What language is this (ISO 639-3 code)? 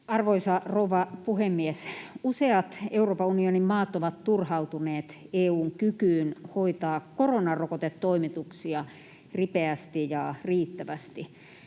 fin